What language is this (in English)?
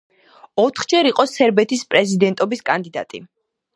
Georgian